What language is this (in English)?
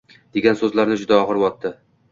Uzbek